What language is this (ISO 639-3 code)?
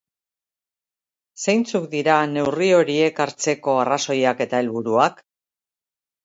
eus